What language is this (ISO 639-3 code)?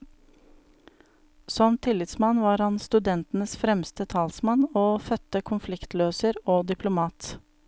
nor